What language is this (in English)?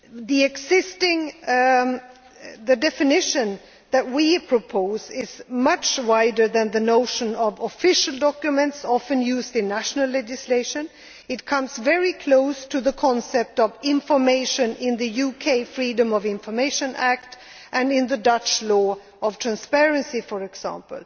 English